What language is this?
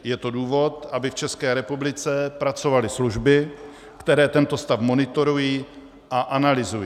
Czech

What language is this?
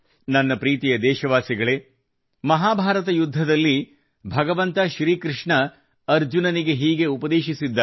Kannada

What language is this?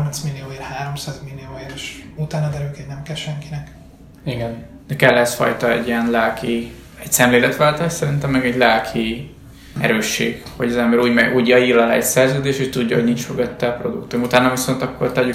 Hungarian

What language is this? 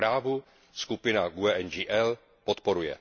Czech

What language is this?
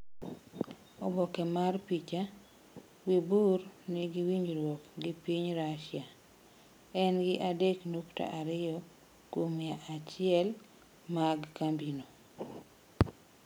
Luo (Kenya and Tanzania)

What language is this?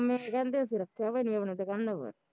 Punjabi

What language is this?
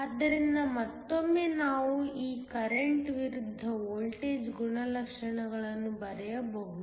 Kannada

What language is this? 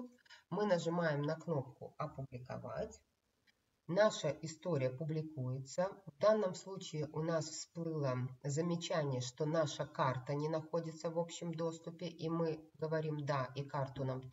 Russian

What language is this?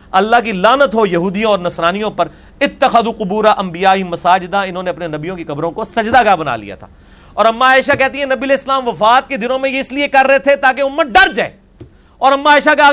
Urdu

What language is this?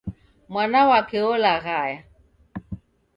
Taita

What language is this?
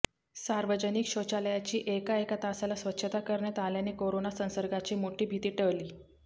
Marathi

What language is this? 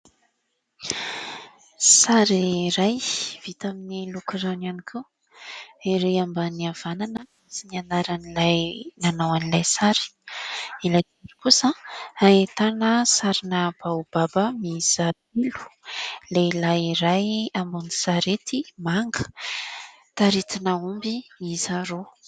Malagasy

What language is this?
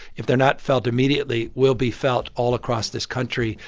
English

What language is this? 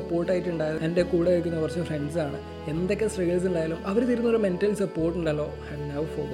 Malayalam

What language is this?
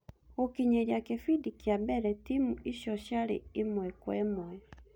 Kikuyu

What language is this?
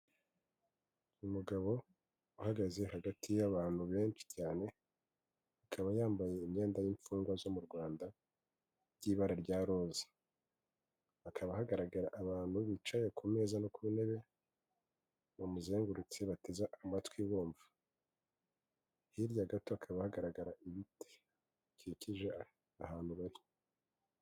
Kinyarwanda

